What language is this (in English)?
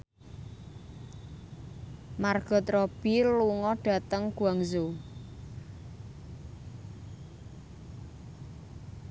Javanese